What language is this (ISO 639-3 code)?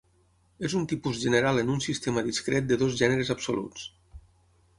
cat